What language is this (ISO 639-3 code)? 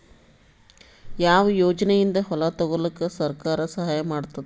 kan